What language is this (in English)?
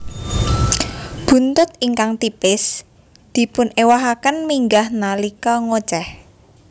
Javanese